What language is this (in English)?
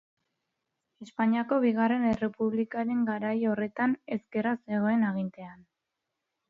Basque